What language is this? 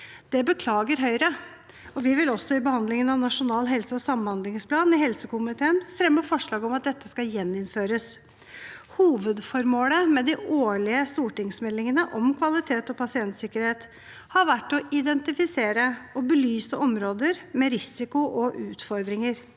Norwegian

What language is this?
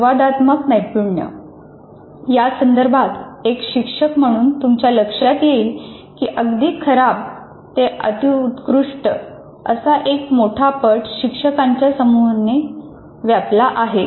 Marathi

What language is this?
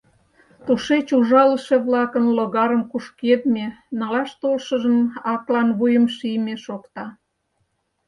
Mari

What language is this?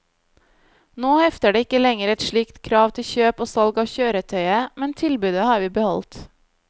Norwegian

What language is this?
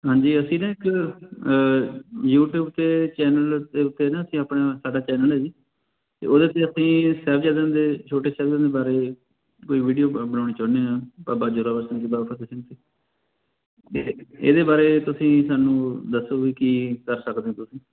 Punjabi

